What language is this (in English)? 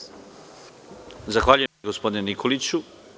Serbian